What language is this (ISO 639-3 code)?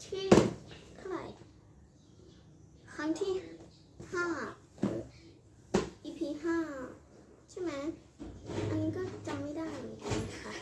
tha